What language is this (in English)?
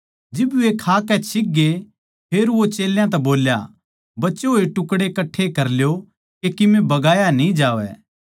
Haryanvi